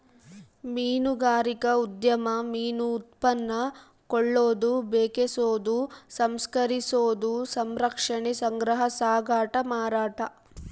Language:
Kannada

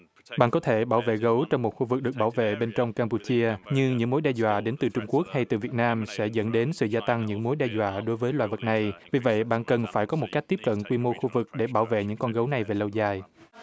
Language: Vietnamese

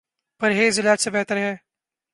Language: Urdu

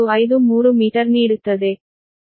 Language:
Kannada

